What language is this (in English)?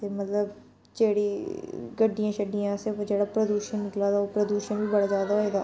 Dogri